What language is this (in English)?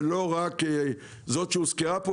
Hebrew